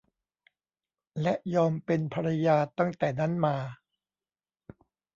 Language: Thai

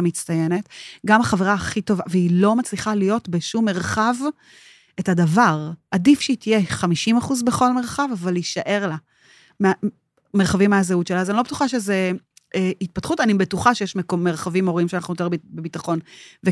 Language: Hebrew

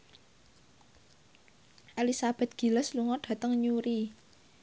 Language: Javanese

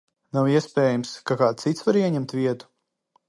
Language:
Latvian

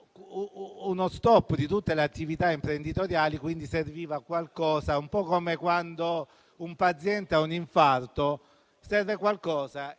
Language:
Italian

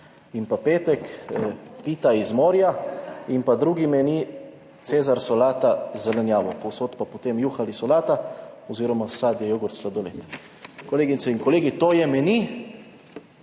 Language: Slovenian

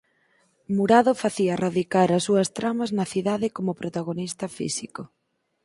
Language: Galician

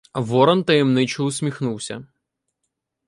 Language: Ukrainian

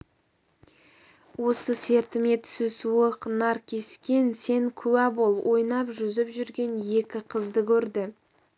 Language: Kazakh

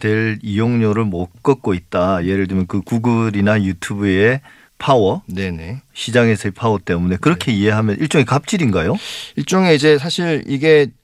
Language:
Korean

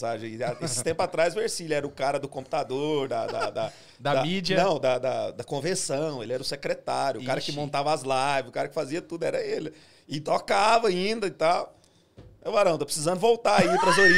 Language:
Portuguese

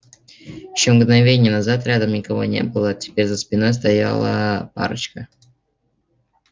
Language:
Russian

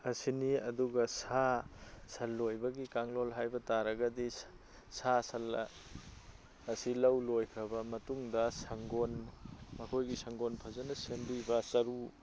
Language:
Manipuri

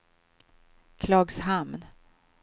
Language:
Swedish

